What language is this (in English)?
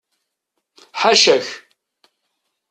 Kabyle